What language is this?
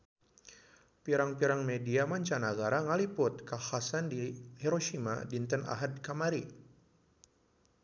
Sundanese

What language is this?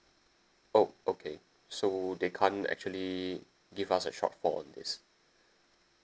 English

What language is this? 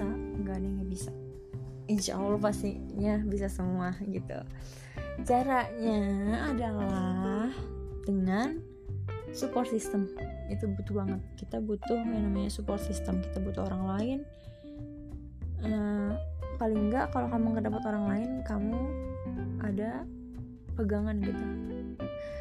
Indonesian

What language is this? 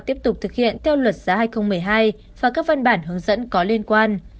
Vietnamese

